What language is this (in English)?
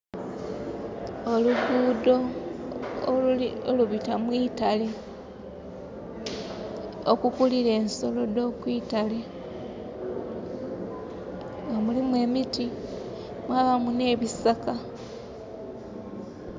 Soga